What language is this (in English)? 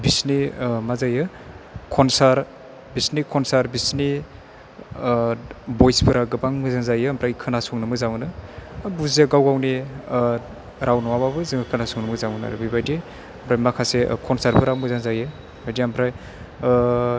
Bodo